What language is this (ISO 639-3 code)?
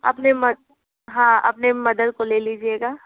hin